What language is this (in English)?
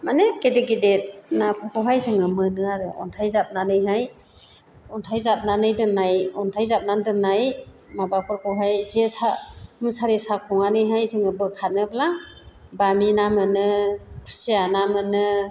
Bodo